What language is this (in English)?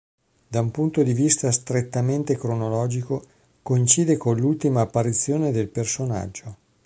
Italian